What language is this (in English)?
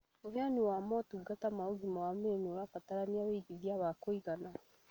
Kikuyu